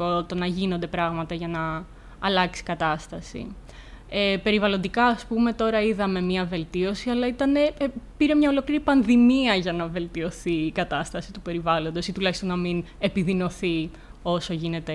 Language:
Greek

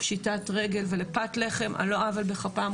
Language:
Hebrew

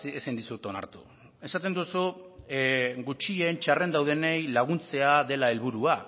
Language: Basque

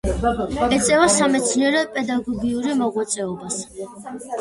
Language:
Georgian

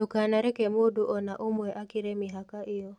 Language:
Kikuyu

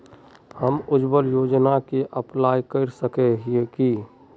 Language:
Magahi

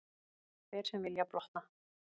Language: Icelandic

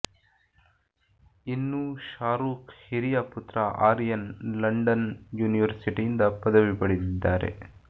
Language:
Kannada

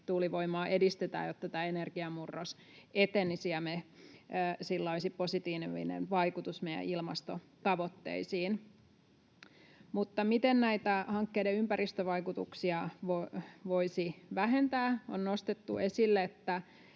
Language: Finnish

